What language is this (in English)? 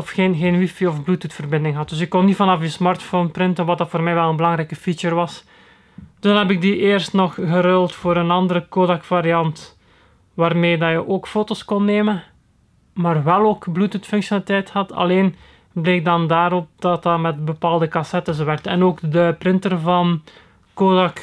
Dutch